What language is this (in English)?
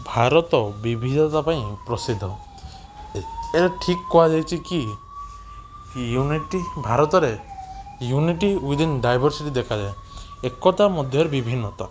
Odia